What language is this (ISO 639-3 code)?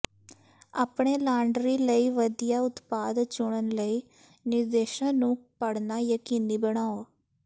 pan